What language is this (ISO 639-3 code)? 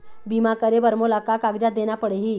hne